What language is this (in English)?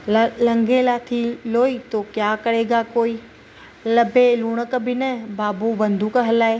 Sindhi